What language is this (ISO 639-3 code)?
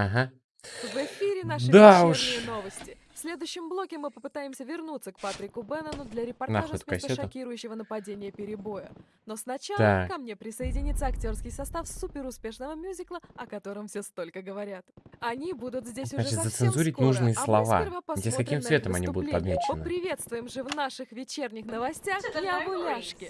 rus